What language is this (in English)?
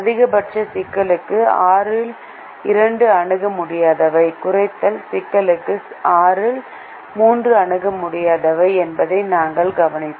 Tamil